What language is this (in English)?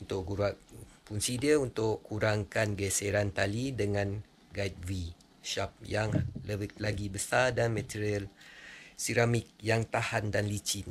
Malay